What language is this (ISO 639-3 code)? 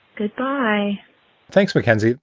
eng